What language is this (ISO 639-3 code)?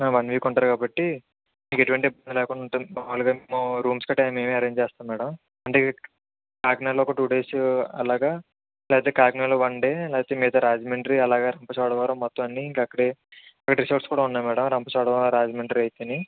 tel